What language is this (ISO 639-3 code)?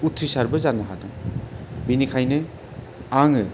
brx